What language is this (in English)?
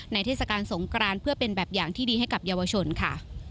Thai